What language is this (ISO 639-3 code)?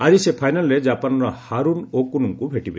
ori